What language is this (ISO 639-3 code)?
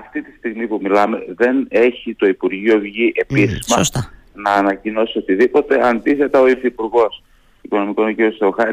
ell